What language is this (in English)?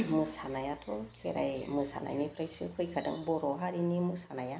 Bodo